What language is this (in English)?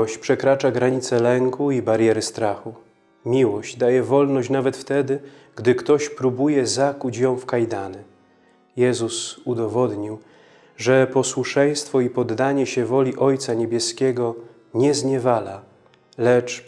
Polish